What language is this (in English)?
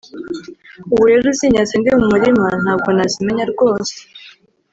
Kinyarwanda